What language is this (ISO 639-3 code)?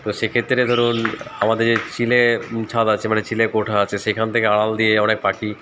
ben